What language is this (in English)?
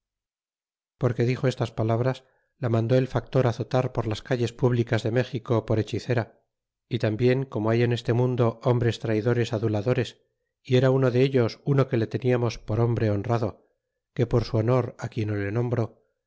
Spanish